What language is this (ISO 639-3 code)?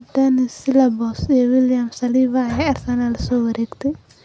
som